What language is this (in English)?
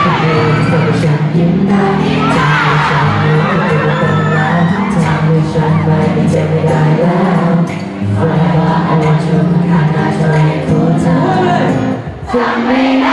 Thai